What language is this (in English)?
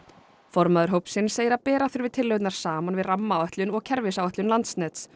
Icelandic